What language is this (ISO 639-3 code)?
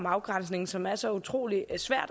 dan